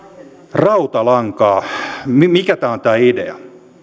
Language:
Finnish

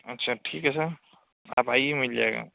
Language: Urdu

